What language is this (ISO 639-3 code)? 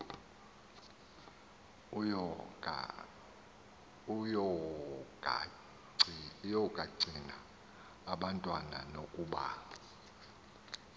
xho